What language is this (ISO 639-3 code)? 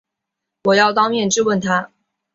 zho